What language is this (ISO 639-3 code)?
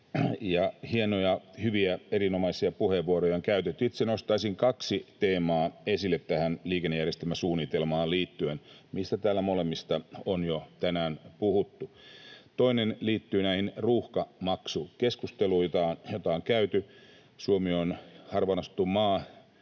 fin